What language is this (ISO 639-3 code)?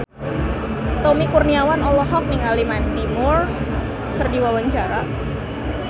sun